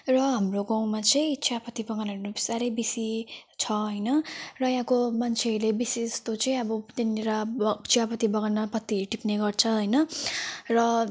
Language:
Nepali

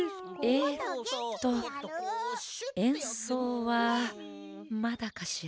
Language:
Japanese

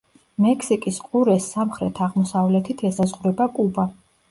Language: Georgian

